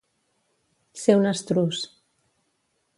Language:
Catalan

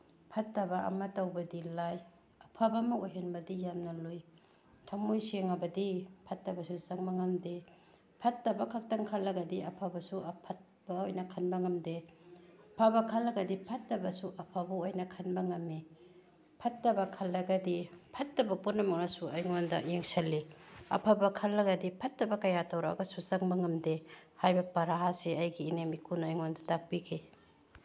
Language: Manipuri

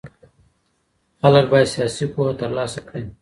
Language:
Pashto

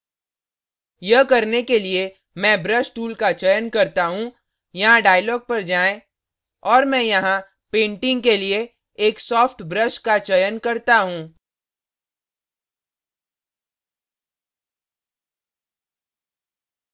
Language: Hindi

